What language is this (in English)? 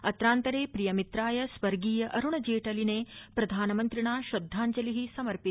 Sanskrit